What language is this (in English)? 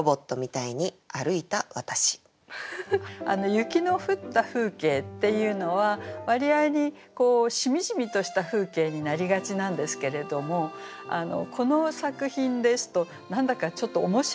Japanese